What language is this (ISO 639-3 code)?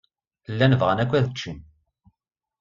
kab